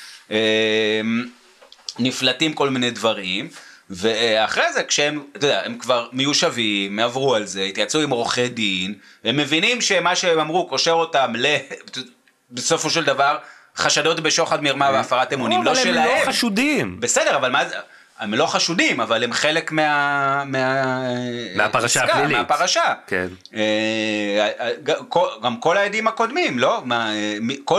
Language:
Hebrew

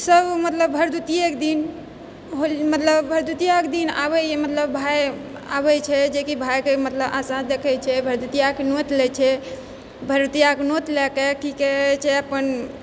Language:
Maithili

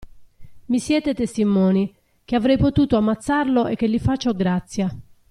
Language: Italian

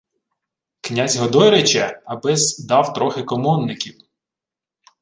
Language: Ukrainian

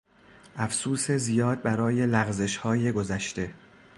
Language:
Persian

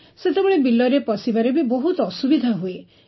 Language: Odia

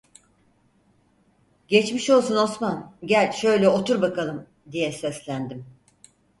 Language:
Turkish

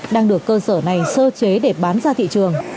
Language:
Vietnamese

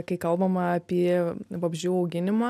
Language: Lithuanian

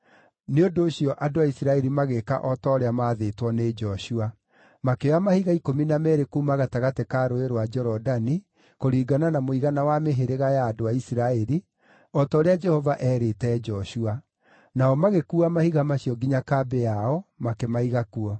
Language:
Kikuyu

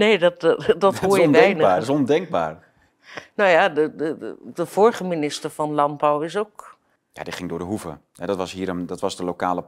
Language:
Dutch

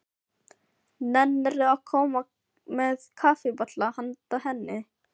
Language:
Icelandic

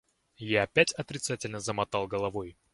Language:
Russian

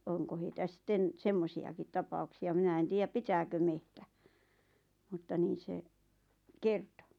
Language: Finnish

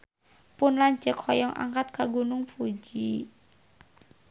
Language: Sundanese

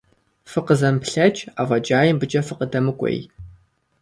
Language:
Kabardian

